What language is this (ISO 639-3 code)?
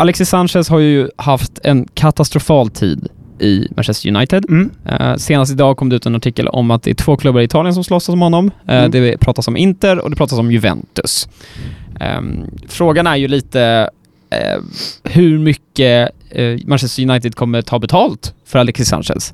swe